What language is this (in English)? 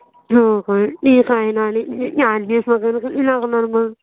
Marathi